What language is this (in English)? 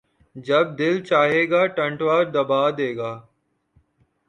Urdu